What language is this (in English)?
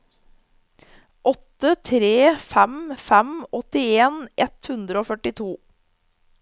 Norwegian